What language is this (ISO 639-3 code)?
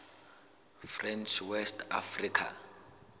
sot